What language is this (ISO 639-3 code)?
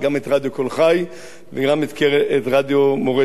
heb